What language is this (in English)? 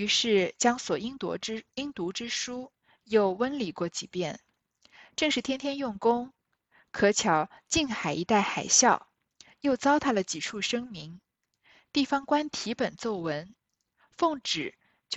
Chinese